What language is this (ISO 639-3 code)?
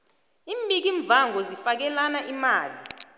nbl